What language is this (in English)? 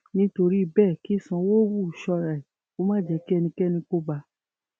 Yoruba